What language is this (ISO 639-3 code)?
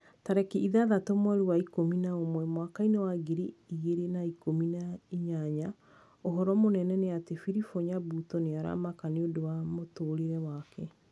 kik